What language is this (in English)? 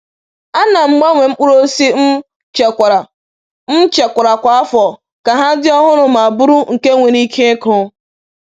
Igbo